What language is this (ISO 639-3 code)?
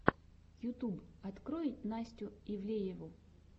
rus